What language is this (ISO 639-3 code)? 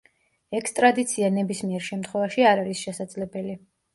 kat